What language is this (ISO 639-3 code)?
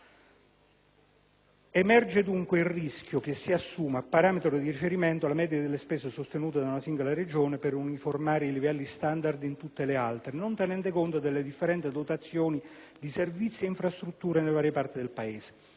ita